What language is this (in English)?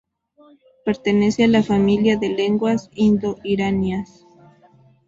Spanish